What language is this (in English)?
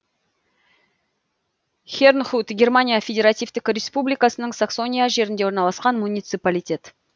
Kazakh